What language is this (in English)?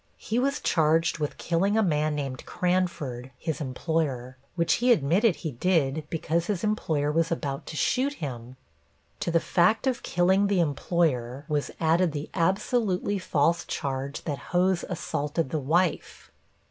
English